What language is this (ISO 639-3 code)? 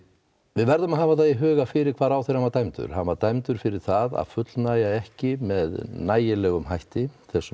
isl